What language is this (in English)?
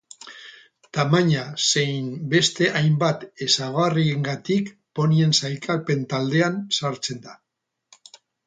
Basque